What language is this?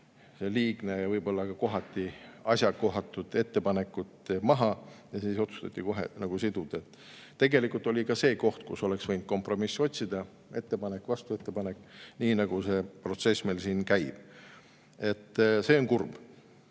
Estonian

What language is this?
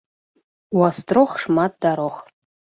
Belarusian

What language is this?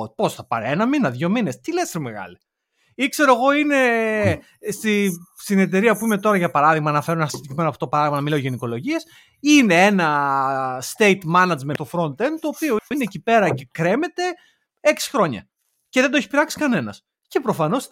Greek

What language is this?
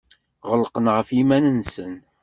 Kabyle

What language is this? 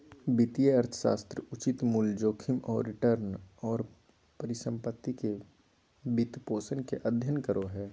Magahi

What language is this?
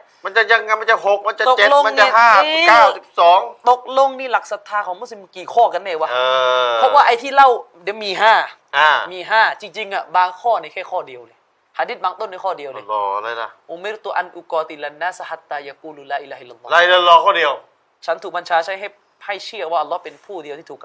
Thai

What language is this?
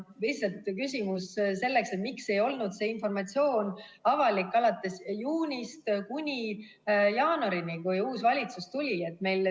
Estonian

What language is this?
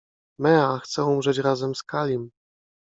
Polish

